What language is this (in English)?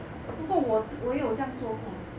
English